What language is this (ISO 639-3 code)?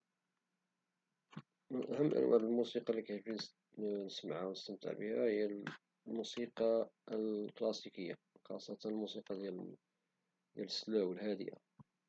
ary